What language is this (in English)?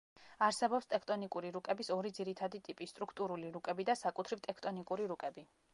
Georgian